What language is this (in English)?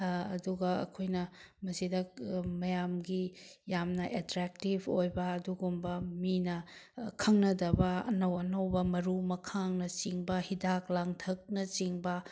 Manipuri